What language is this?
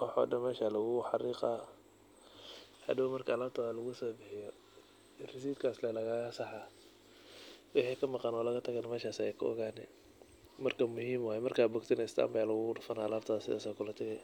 Somali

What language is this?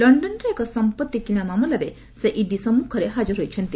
Odia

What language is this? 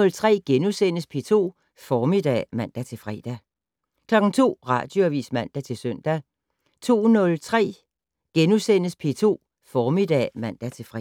Danish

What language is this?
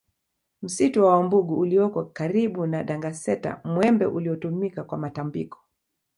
Swahili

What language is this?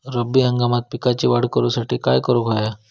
Marathi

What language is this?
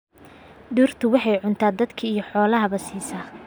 Somali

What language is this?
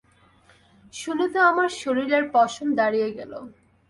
Bangla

